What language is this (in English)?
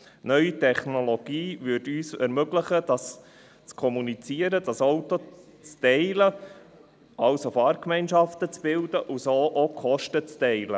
Swiss German